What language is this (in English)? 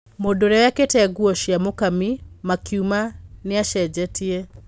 Kikuyu